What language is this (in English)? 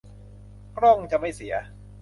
Thai